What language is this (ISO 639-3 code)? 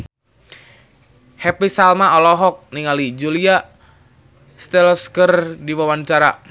sun